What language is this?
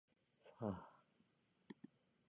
Japanese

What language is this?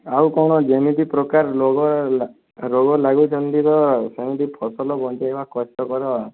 Odia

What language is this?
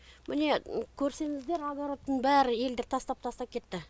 Kazakh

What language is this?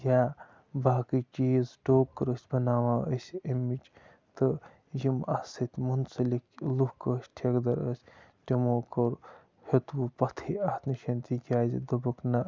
Kashmiri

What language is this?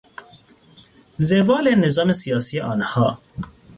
Persian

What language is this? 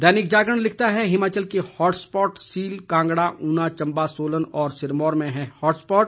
Hindi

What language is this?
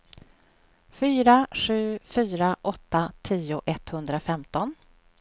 Swedish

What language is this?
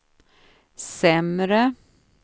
Swedish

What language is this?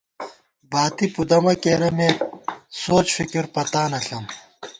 Gawar-Bati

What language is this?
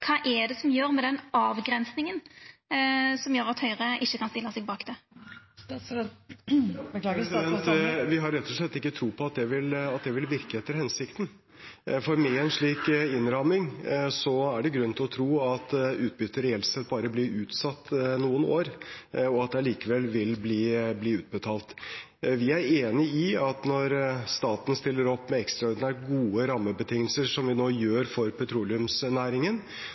Norwegian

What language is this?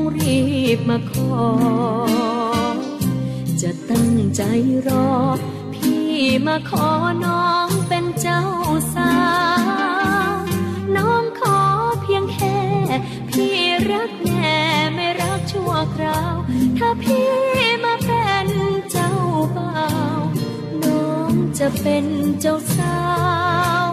Thai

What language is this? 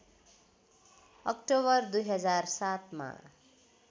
Nepali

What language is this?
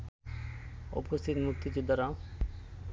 Bangla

